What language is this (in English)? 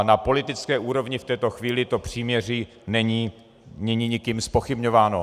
Czech